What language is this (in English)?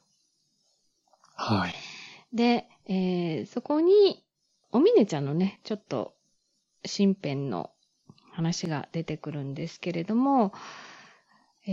Japanese